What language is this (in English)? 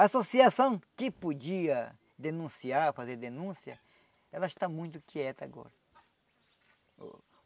Portuguese